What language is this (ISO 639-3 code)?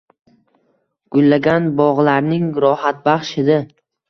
uzb